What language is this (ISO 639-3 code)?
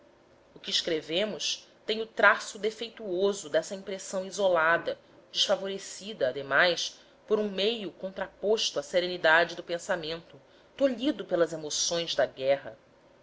por